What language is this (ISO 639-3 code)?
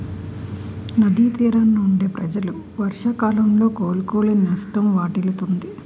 tel